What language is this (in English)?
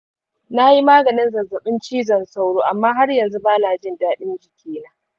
Hausa